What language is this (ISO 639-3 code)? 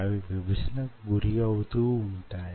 tel